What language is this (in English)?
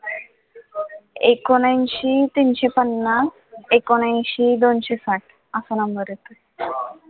Marathi